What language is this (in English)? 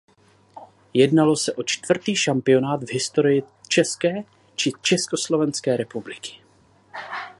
Czech